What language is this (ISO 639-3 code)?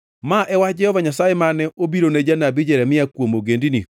luo